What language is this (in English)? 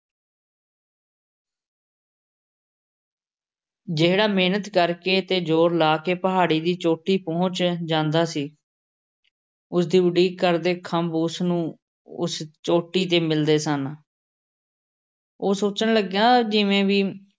Punjabi